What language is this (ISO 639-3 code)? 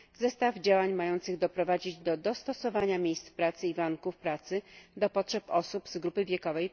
pol